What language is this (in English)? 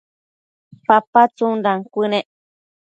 Matsés